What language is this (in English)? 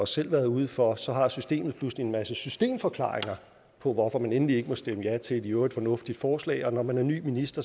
Danish